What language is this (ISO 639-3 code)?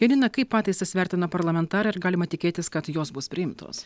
lit